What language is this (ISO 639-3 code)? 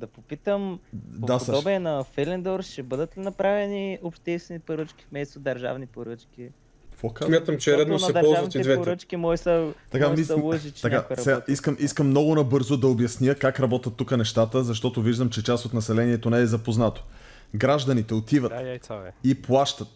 bul